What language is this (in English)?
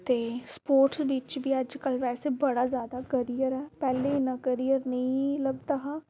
Dogri